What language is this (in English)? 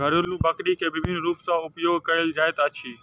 Maithili